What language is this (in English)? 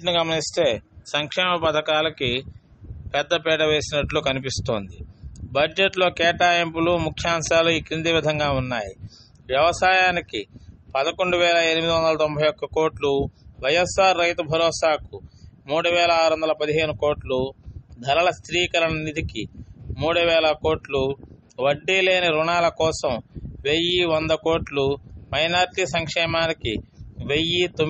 Hindi